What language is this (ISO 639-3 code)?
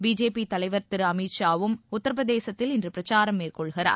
tam